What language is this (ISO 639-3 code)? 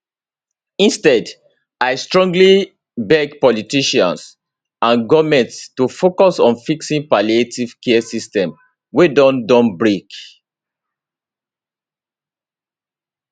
pcm